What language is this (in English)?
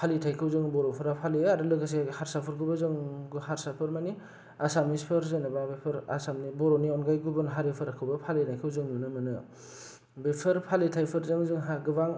Bodo